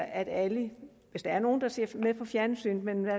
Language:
Danish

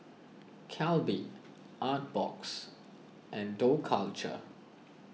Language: English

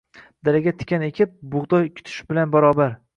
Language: Uzbek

